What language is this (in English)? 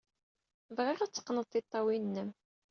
Kabyle